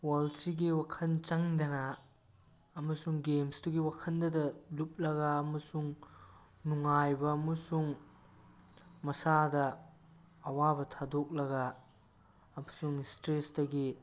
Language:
Manipuri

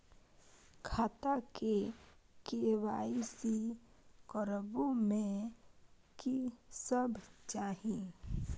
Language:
Maithili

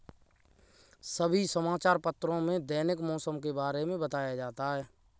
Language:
Hindi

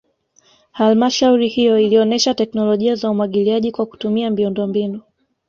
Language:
Swahili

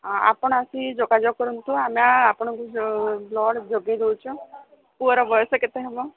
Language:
Odia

